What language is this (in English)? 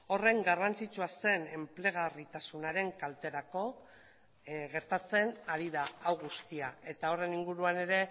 Basque